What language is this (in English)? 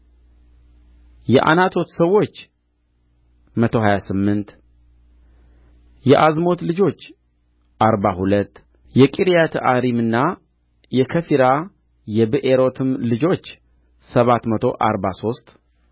Amharic